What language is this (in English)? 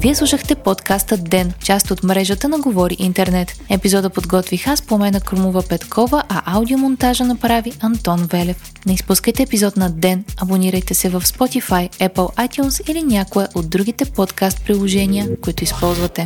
Bulgarian